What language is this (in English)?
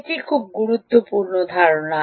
Bangla